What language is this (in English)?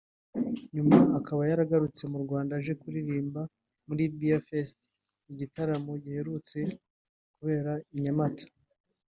Kinyarwanda